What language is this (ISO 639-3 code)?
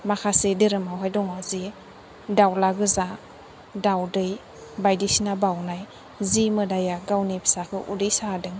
brx